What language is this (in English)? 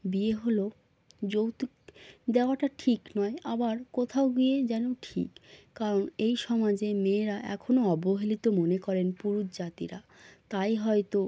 Bangla